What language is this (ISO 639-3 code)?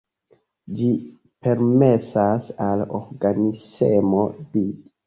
epo